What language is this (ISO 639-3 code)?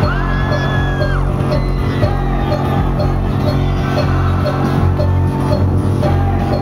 tha